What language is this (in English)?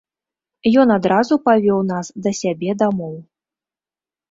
Belarusian